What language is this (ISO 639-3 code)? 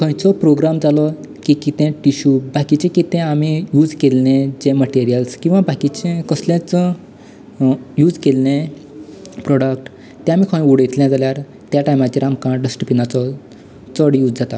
kok